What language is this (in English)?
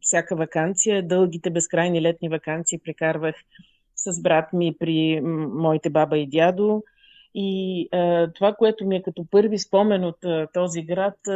Bulgarian